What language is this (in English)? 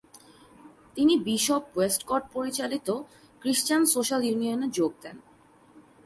Bangla